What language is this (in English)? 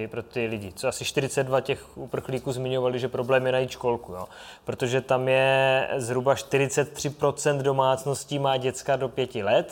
Czech